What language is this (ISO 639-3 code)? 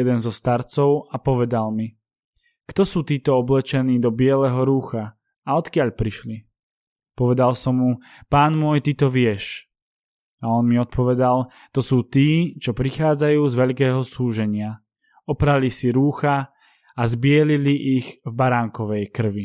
slk